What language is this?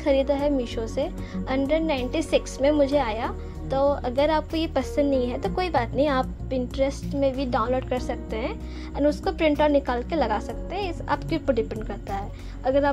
Hindi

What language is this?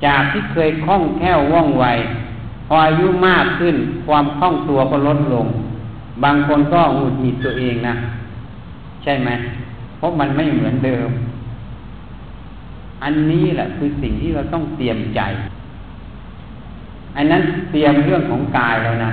Thai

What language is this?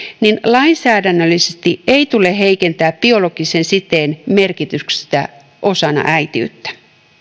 Finnish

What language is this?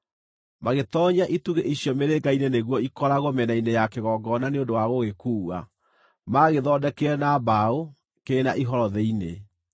Kikuyu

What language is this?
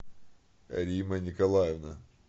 Russian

